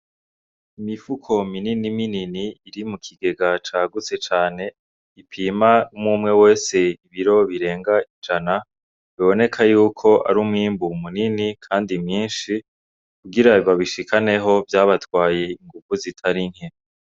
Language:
Rundi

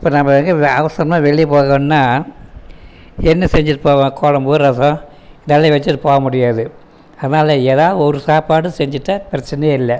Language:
Tamil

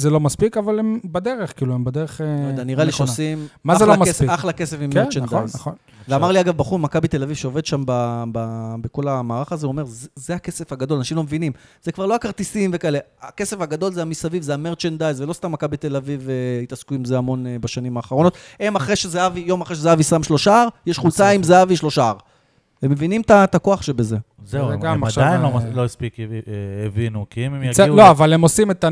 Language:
Hebrew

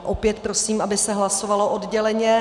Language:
Czech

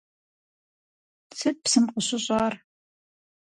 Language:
Kabardian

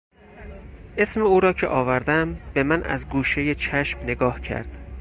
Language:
Persian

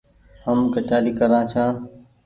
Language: Goaria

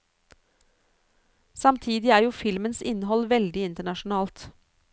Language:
Norwegian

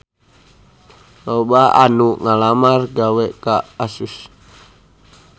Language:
Sundanese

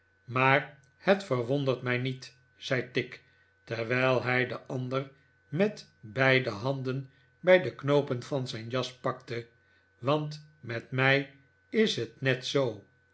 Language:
Dutch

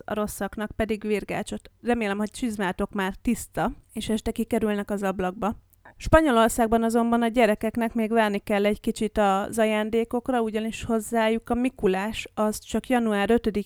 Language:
Hungarian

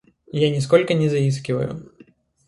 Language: Russian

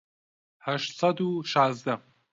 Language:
Central Kurdish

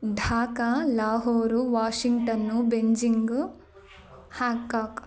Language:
Sanskrit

